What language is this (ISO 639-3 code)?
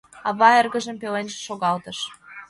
chm